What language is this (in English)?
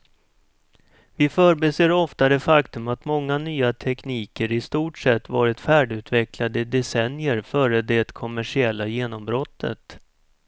Swedish